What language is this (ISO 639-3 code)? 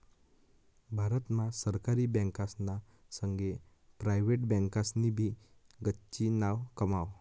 mar